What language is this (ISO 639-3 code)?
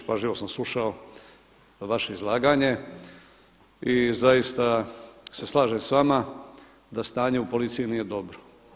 hrv